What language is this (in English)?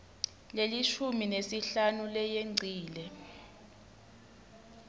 Swati